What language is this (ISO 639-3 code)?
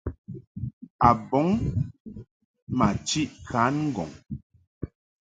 mhk